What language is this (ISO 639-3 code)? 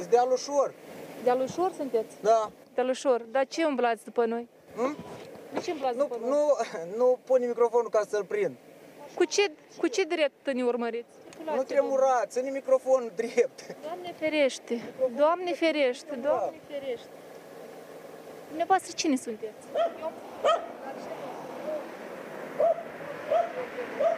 ron